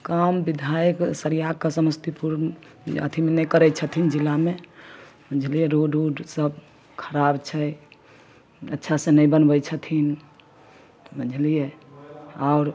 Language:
Maithili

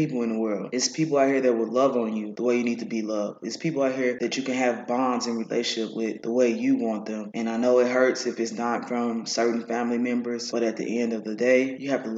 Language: English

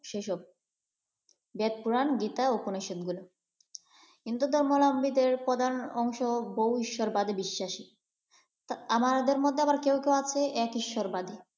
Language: Bangla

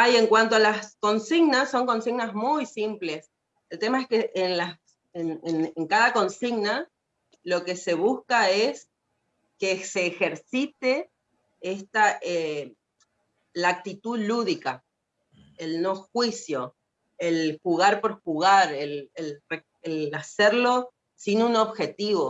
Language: Spanish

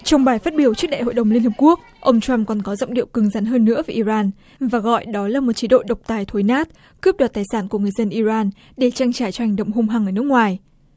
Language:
Vietnamese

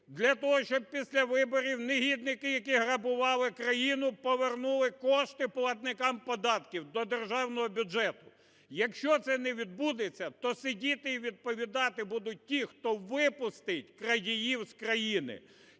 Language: Ukrainian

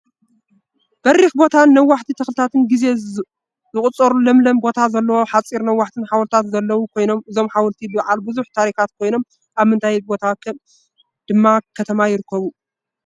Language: Tigrinya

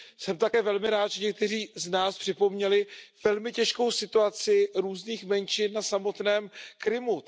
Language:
Czech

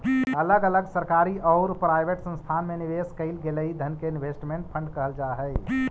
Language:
Magahi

